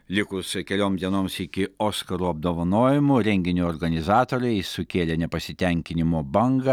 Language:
Lithuanian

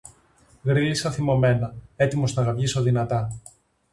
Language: Greek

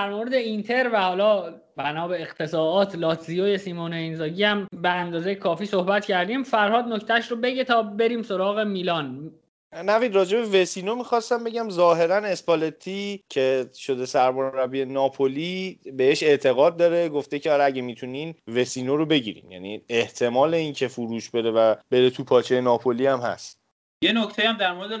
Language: Persian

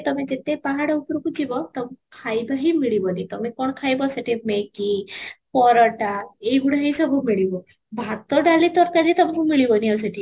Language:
Odia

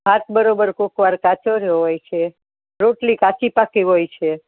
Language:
Gujarati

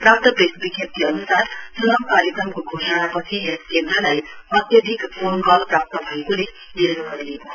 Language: Nepali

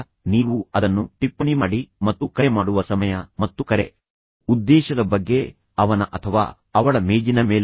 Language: Kannada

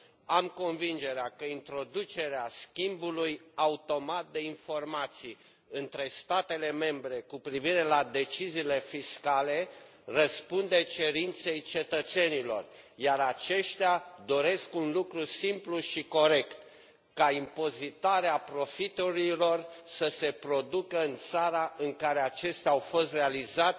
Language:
Romanian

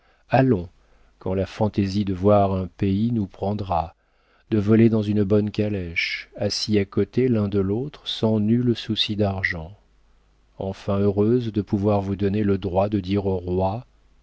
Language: French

